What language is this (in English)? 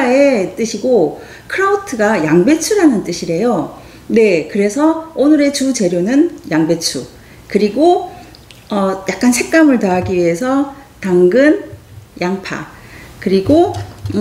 Korean